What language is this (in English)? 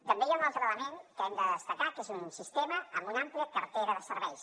Catalan